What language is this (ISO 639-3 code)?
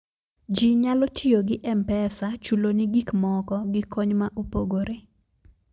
luo